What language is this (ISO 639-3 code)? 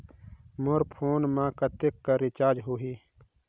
hne